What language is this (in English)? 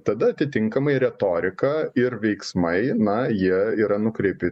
Lithuanian